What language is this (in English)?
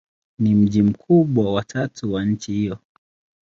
Swahili